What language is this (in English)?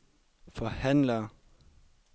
Danish